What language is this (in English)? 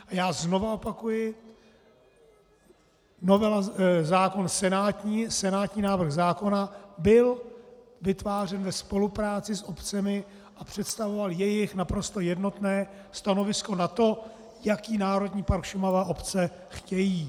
Czech